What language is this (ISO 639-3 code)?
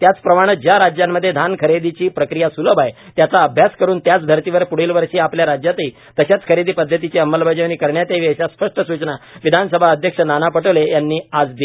mar